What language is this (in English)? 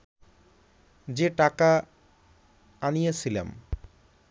Bangla